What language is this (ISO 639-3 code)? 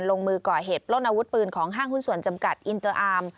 tha